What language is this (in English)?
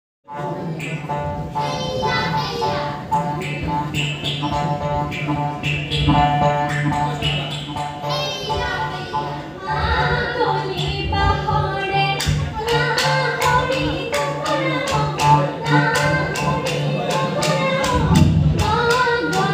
Indonesian